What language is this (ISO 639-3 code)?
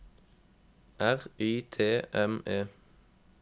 nor